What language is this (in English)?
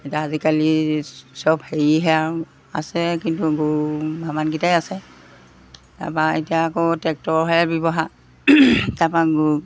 Assamese